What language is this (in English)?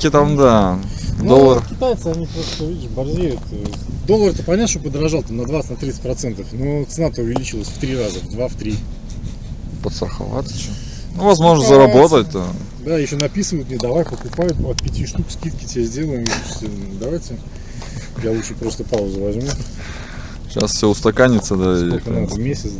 Russian